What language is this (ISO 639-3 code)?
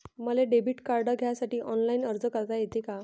mar